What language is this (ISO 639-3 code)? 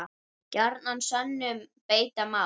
isl